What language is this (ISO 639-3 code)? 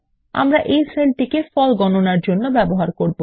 ben